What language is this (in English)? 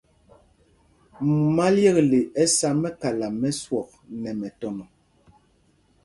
Mpumpong